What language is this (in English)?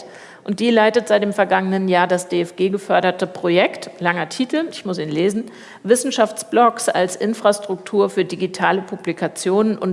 German